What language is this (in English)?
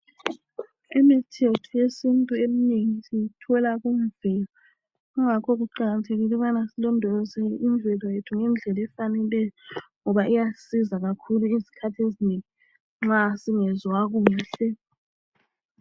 North Ndebele